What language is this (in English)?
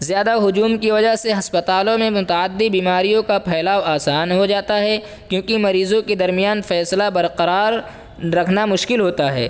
Urdu